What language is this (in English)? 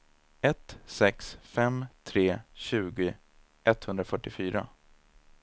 Swedish